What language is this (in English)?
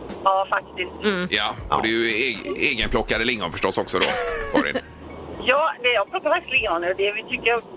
Swedish